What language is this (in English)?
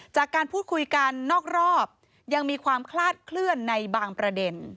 Thai